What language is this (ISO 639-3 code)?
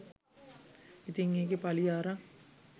sin